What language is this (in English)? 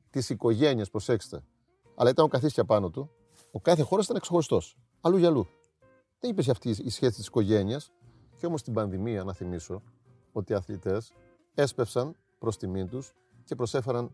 Greek